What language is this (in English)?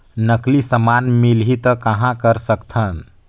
Chhattisgarhi